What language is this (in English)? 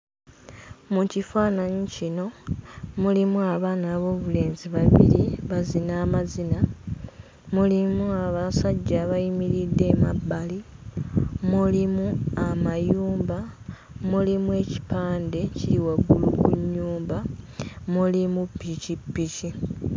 Ganda